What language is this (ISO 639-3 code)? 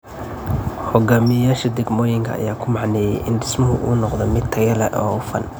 som